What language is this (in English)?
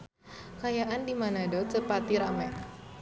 Sundanese